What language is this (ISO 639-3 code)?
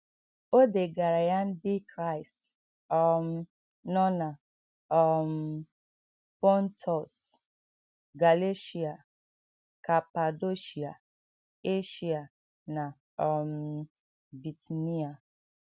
ibo